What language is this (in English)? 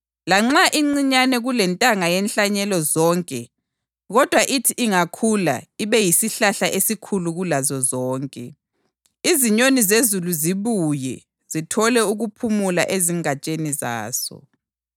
North Ndebele